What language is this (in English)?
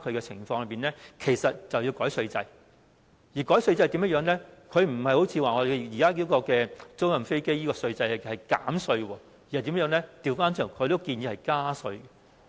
Cantonese